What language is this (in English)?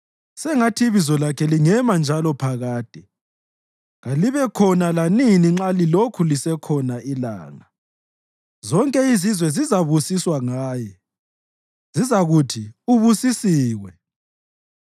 North Ndebele